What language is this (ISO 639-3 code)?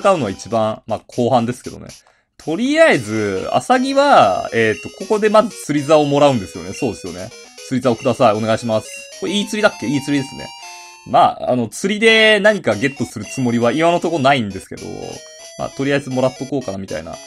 jpn